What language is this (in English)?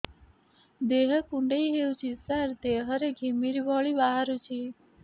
Odia